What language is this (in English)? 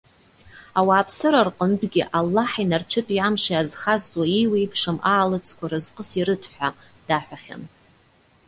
Abkhazian